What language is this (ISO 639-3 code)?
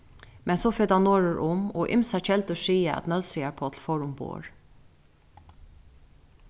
fao